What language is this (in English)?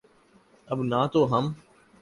Urdu